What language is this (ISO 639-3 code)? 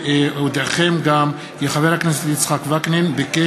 heb